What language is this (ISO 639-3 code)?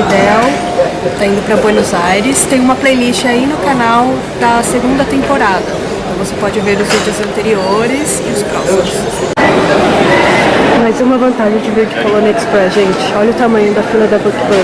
por